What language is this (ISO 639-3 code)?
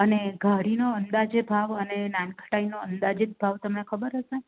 guj